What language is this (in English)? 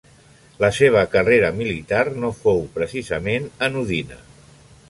Catalan